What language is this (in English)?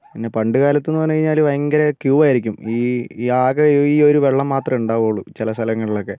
Malayalam